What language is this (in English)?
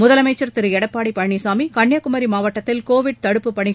Tamil